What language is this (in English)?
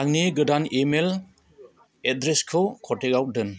Bodo